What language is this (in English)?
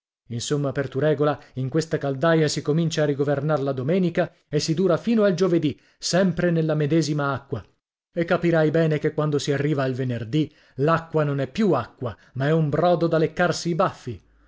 Italian